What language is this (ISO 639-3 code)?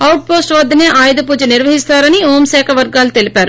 tel